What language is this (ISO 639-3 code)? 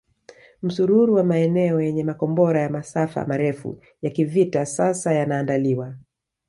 swa